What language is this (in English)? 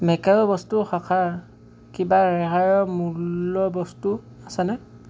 Assamese